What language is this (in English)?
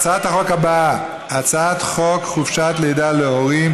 Hebrew